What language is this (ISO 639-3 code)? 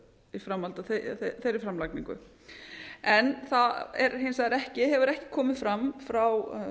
isl